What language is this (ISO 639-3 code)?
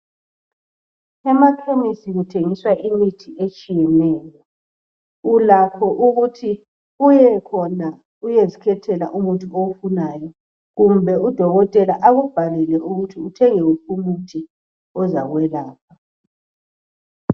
nde